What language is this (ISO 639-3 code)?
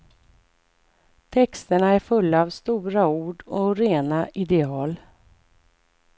swe